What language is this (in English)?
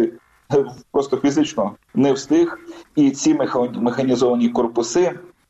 Ukrainian